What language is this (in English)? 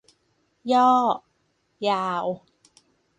Thai